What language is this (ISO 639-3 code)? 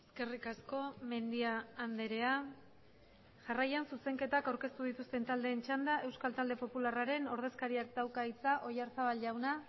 eus